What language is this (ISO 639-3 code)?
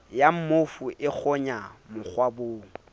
sot